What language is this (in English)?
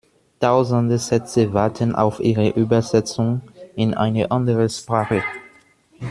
German